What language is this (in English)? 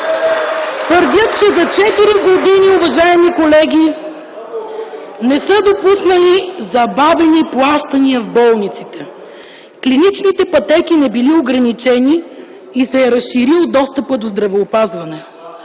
Bulgarian